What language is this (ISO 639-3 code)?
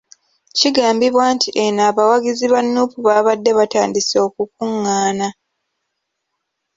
lug